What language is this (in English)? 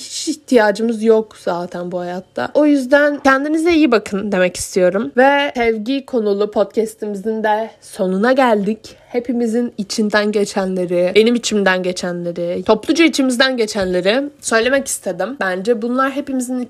Turkish